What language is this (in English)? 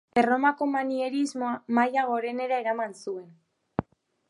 Basque